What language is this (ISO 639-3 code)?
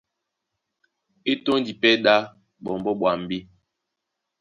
dua